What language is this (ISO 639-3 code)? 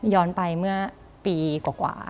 tha